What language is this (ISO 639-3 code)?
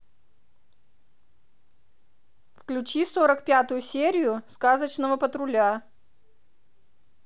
rus